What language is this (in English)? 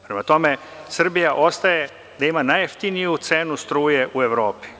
Serbian